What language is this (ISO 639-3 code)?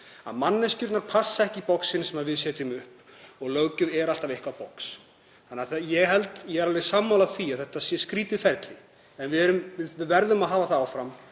isl